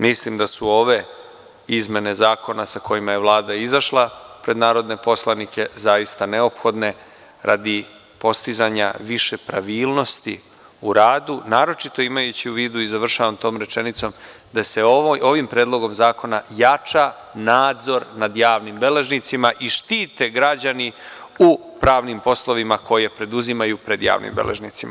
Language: Serbian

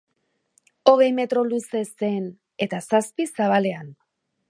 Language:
Basque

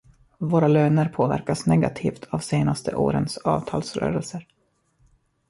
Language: Swedish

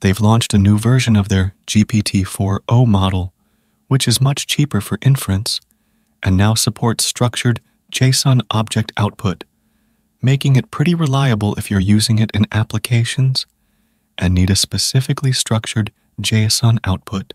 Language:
English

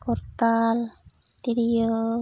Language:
Santali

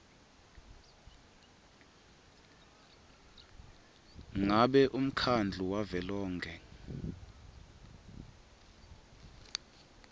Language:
Swati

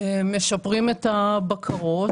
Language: Hebrew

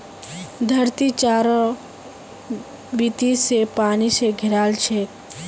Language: Magahi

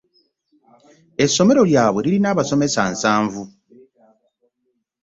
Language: Ganda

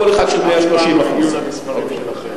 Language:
Hebrew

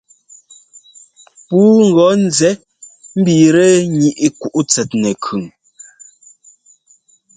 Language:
Ngomba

